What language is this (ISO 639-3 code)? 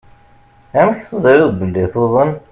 kab